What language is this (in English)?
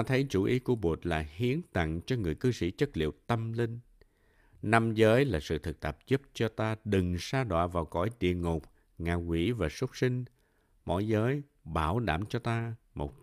Vietnamese